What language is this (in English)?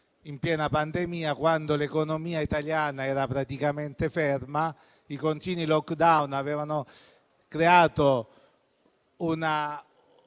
Italian